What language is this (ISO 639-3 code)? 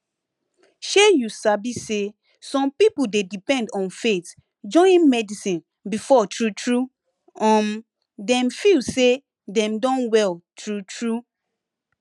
pcm